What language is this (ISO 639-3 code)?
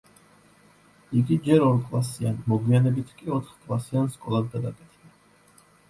kat